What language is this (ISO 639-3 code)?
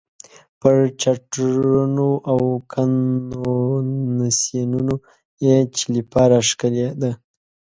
pus